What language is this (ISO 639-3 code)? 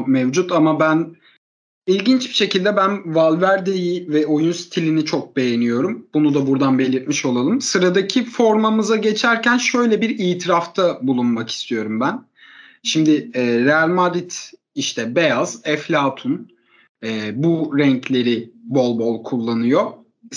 tur